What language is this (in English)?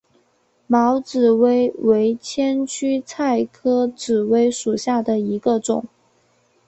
Chinese